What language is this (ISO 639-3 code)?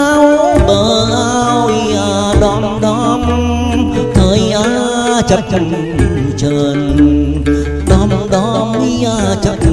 vie